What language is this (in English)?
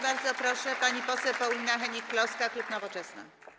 Polish